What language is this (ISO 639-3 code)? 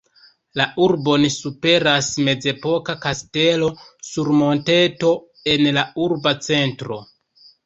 epo